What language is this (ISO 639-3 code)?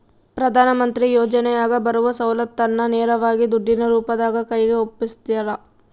kan